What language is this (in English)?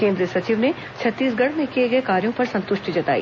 Hindi